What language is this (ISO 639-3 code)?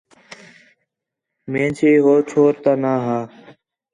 xhe